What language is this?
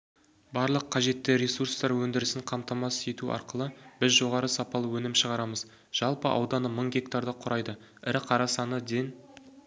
Kazakh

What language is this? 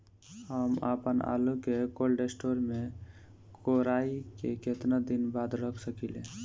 Bhojpuri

